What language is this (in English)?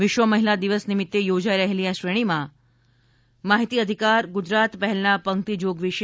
Gujarati